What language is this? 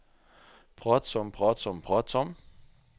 Norwegian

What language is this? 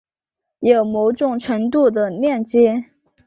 Chinese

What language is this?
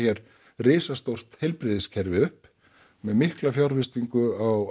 Icelandic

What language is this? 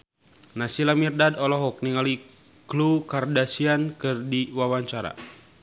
Sundanese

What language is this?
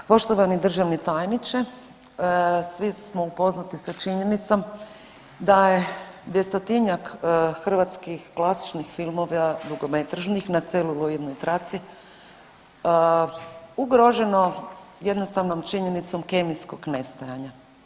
Croatian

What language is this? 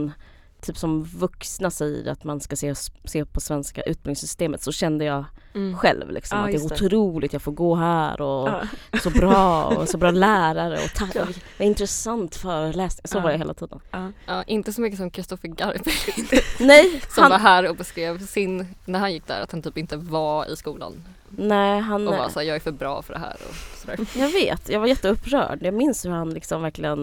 Swedish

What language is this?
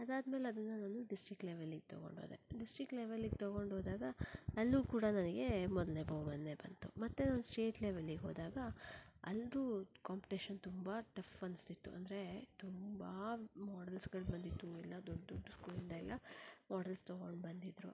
Kannada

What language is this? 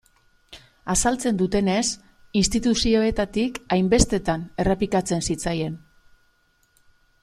Basque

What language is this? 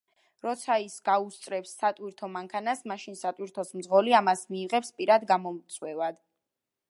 Georgian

